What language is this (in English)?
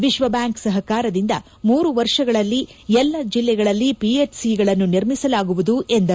Kannada